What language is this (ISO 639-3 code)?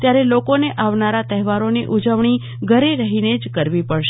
guj